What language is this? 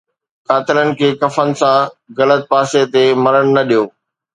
Sindhi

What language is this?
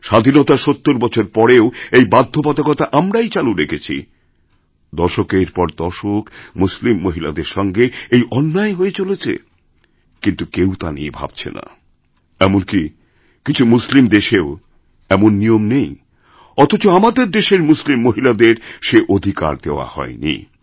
Bangla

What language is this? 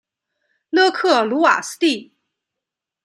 Chinese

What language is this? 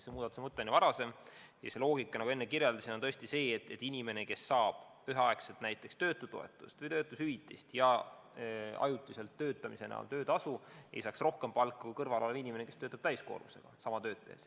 Estonian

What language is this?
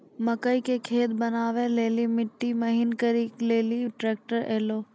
Maithili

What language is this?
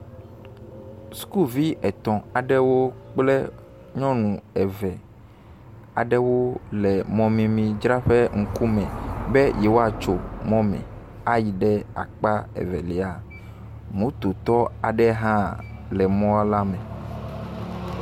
Ewe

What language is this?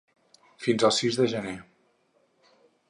Catalan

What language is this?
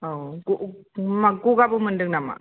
Bodo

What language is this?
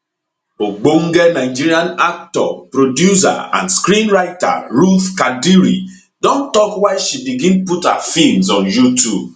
Nigerian Pidgin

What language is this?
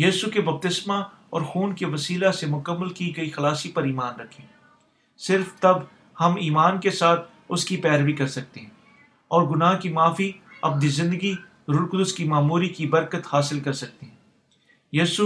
Urdu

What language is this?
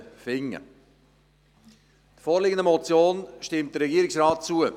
Swiss German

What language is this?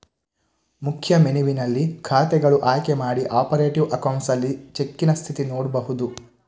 Kannada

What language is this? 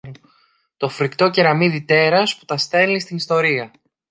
Greek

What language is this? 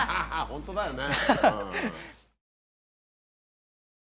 Japanese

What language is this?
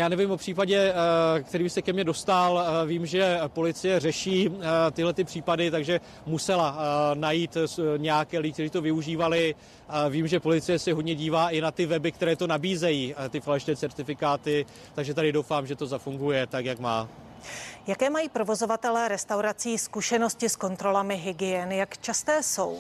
Czech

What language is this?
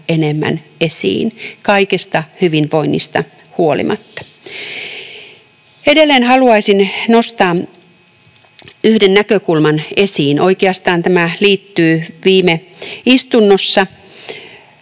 Finnish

